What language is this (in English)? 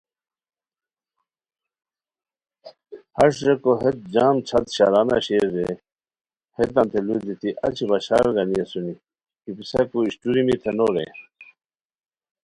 Khowar